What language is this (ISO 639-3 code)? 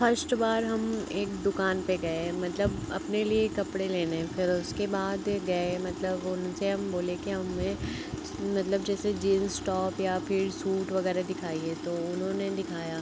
hin